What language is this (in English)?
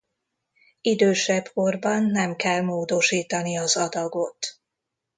Hungarian